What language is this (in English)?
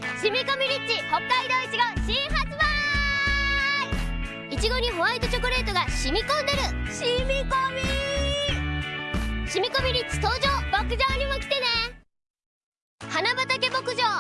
Japanese